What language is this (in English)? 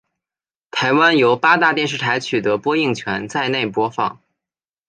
Chinese